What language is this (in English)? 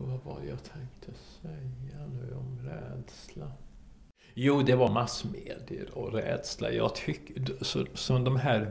Swedish